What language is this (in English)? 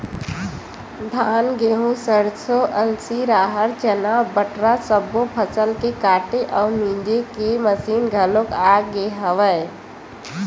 Chhattisgarhi